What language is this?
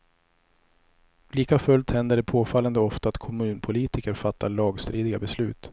Swedish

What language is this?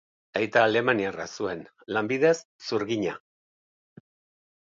Basque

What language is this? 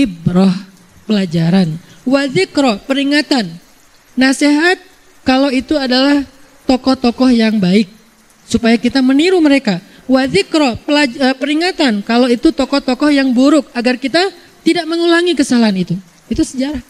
Indonesian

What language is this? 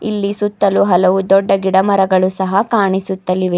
Kannada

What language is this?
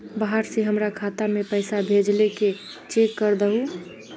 Magahi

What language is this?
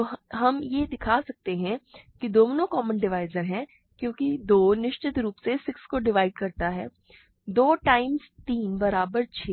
Hindi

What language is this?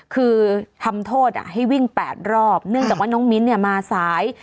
Thai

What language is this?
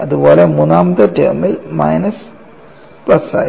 Malayalam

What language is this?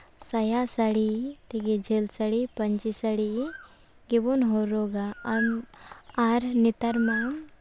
Santali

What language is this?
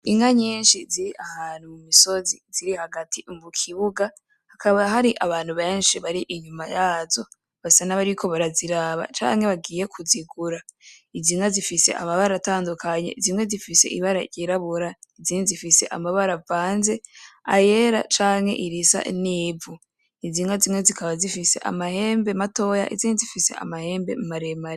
Rundi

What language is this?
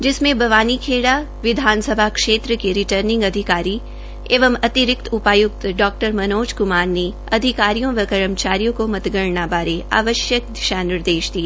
Hindi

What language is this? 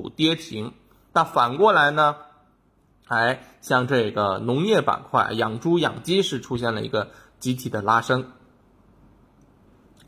Chinese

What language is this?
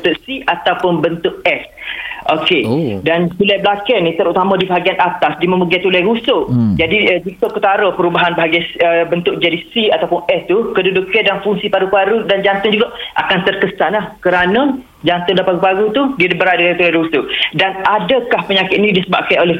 Malay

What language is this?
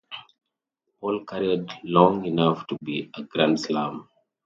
English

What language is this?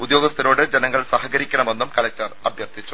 Malayalam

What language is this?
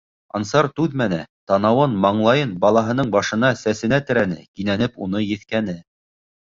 Bashkir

